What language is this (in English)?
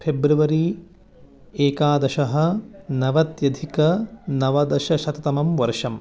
Sanskrit